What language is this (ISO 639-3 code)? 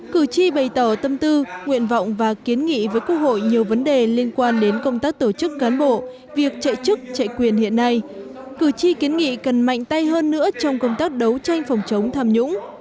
vie